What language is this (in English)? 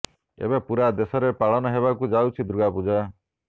Odia